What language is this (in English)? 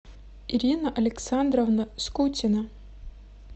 Russian